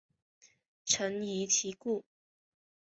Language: Chinese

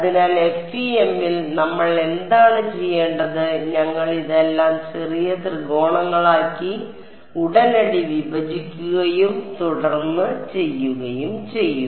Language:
Malayalam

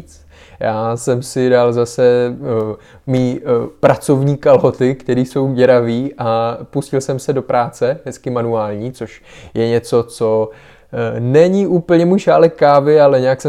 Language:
Czech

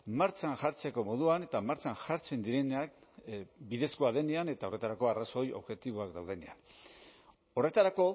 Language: Basque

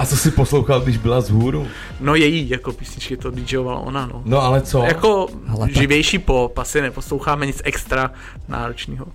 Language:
Czech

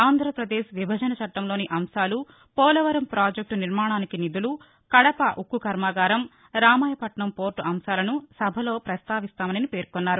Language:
Telugu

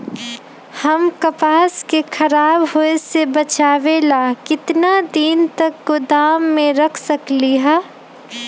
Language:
Magahi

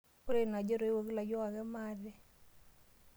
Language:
Masai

